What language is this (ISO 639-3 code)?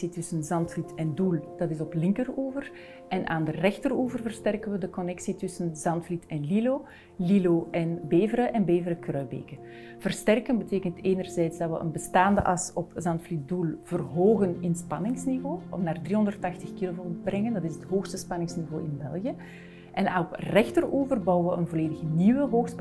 nld